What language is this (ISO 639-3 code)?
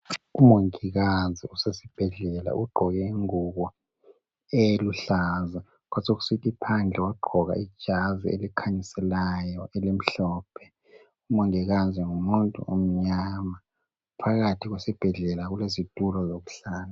nde